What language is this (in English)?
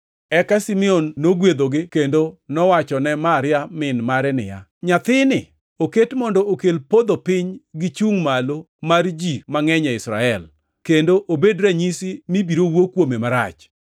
Luo (Kenya and Tanzania)